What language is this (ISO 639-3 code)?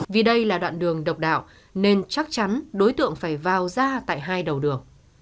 vie